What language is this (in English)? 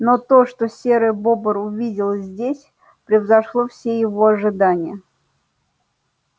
Russian